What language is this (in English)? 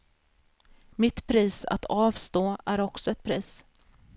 Swedish